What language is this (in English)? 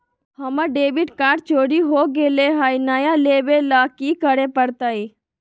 Magahi